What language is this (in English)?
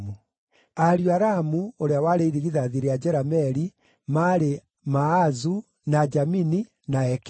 Kikuyu